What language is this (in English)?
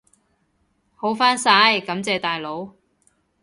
Cantonese